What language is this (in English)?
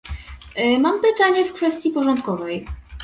Polish